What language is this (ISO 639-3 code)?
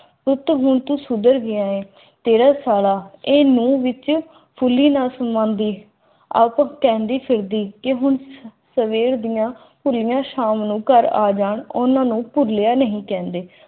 pan